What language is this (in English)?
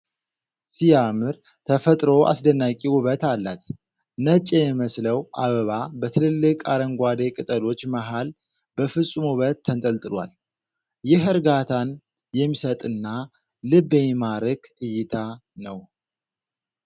Amharic